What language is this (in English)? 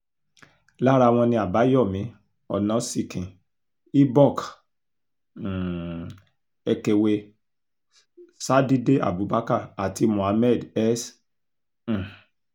Yoruba